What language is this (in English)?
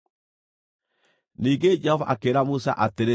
Kikuyu